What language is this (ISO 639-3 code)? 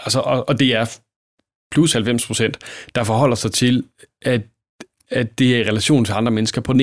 dan